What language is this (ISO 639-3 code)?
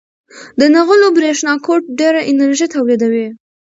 pus